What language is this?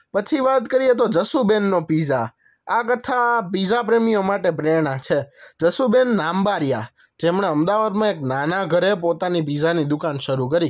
Gujarati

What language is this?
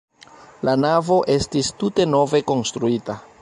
Esperanto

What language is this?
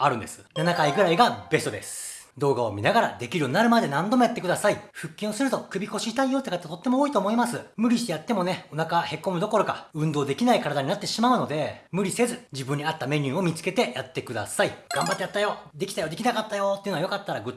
Japanese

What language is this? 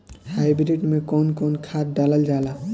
Bhojpuri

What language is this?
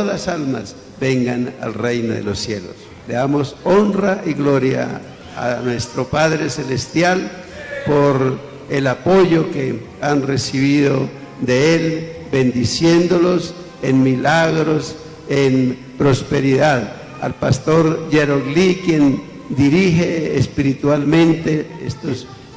Spanish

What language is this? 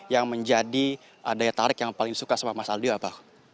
Indonesian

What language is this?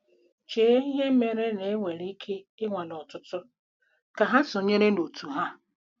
Igbo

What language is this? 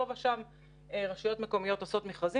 Hebrew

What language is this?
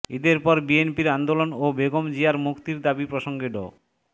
Bangla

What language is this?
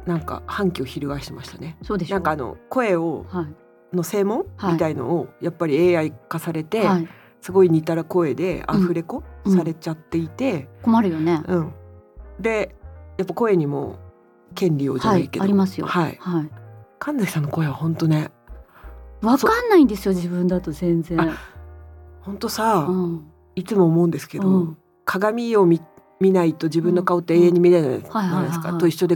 Japanese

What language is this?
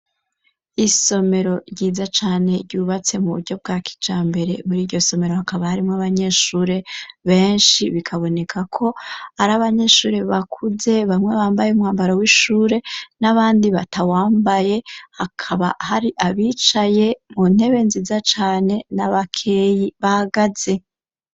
Rundi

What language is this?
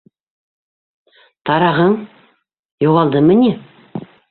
Bashkir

